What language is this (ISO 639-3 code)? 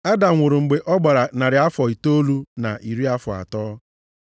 ibo